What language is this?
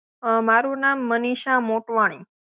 Gujarati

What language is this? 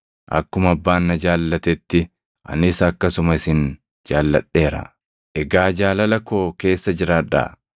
Oromo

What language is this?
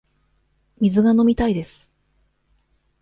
Japanese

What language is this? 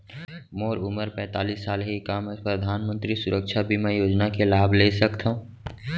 Chhattisgarhi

